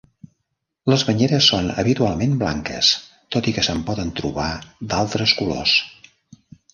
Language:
Catalan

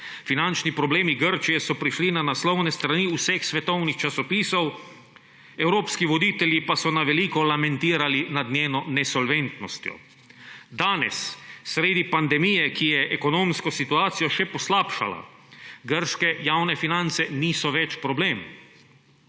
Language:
Slovenian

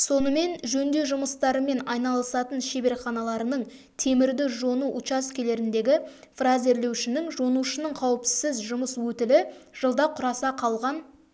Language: Kazakh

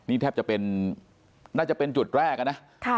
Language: Thai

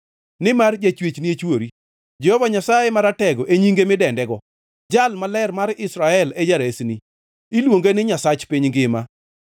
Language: Luo (Kenya and Tanzania)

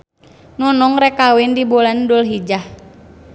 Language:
Sundanese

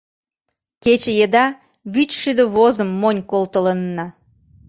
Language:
Mari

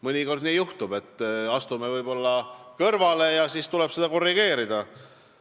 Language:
Estonian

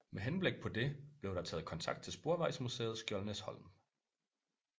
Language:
Danish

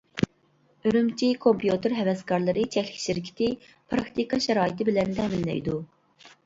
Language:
Uyghur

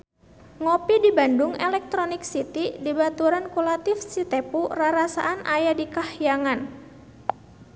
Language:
Sundanese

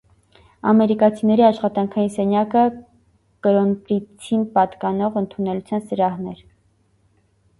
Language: Armenian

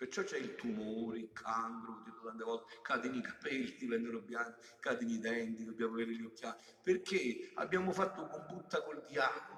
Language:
Italian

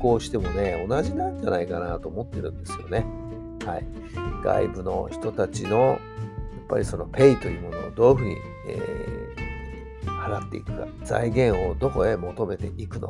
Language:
Japanese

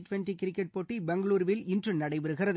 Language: Tamil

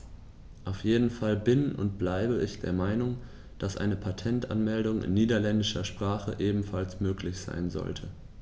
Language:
German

